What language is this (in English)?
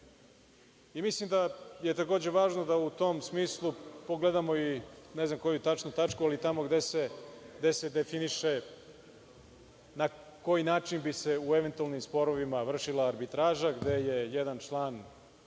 Serbian